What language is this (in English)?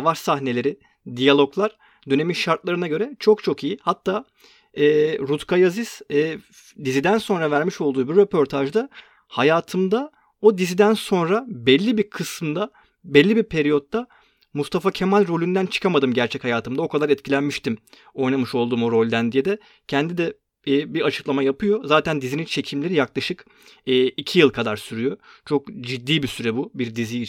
Turkish